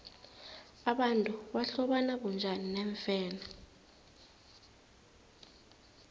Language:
South Ndebele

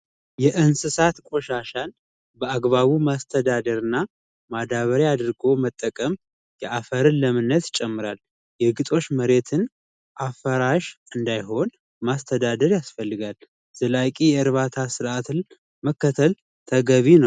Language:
Amharic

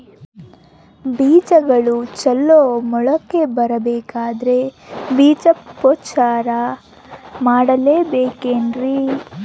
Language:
Kannada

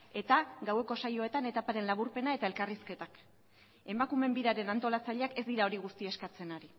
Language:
Basque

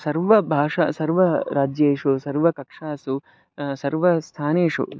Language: Sanskrit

